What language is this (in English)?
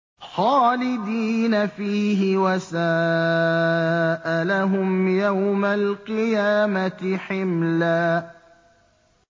Arabic